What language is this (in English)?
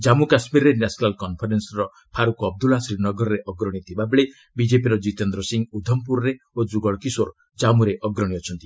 Odia